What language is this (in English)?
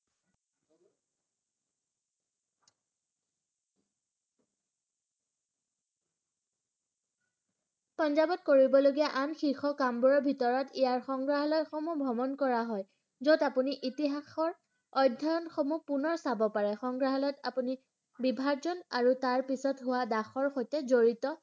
Assamese